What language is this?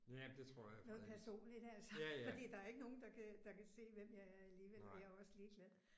Danish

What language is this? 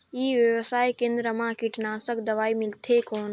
Chhattisgarhi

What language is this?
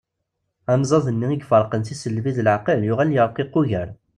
Kabyle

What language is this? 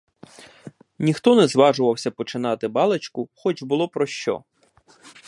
Ukrainian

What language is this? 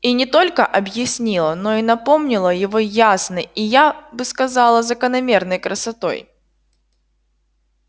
Russian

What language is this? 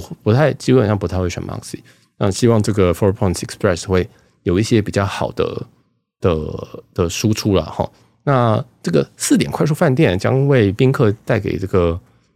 Chinese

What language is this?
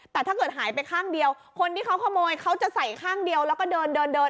Thai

